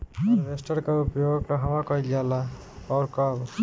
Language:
Bhojpuri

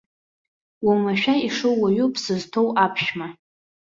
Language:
Abkhazian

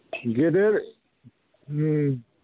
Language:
Bodo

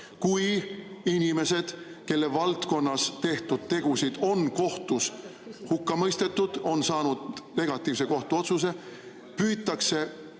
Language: Estonian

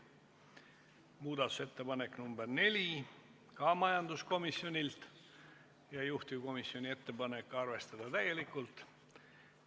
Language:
Estonian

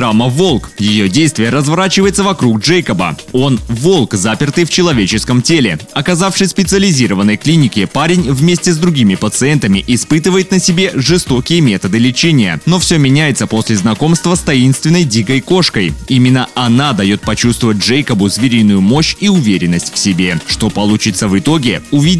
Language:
Russian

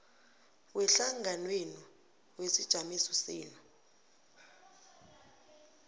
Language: South Ndebele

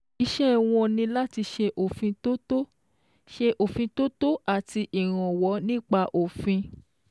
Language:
Yoruba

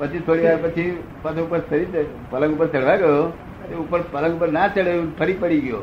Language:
Gujarati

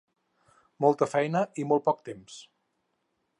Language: Catalan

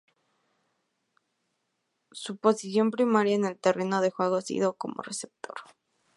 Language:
Spanish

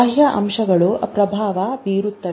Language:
Kannada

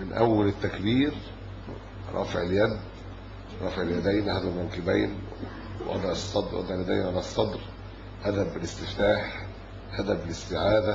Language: Arabic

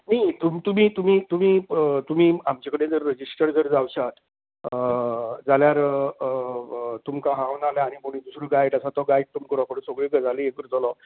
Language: Konkani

